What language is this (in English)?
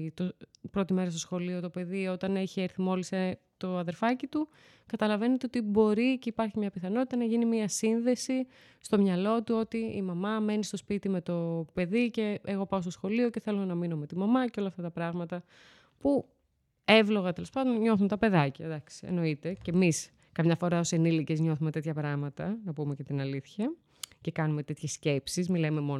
Greek